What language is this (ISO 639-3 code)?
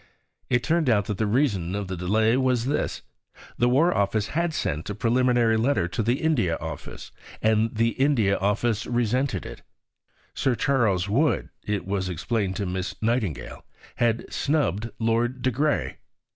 eng